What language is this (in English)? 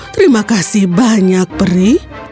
Indonesian